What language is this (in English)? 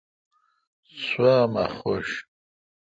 Kalkoti